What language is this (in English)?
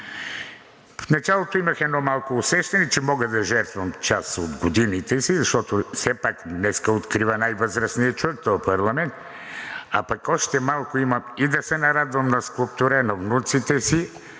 Bulgarian